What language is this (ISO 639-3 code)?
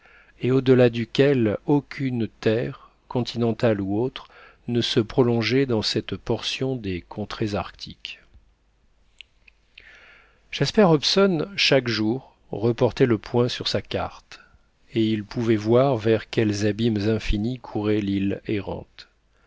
fra